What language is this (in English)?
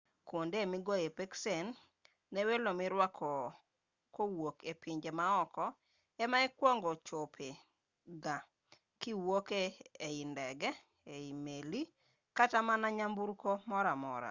Luo (Kenya and Tanzania)